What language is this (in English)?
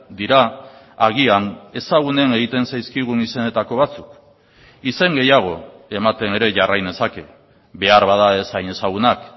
Basque